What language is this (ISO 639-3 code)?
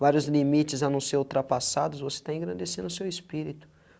por